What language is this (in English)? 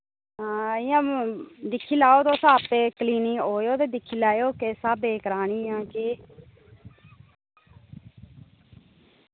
Dogri